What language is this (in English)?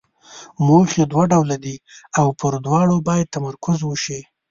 Pashto